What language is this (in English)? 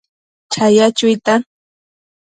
Matsés